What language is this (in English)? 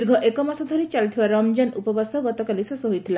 Odia